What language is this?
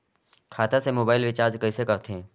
Chhattisgarhi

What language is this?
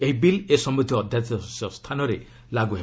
Odia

